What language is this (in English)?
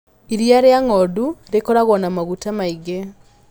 Kikuyu